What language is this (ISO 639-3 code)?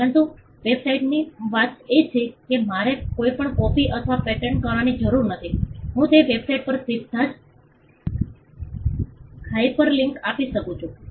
guj